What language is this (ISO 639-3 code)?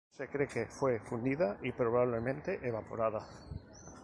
spa